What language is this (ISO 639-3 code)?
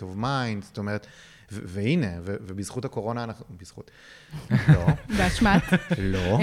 heb